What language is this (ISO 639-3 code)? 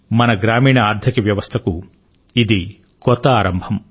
tel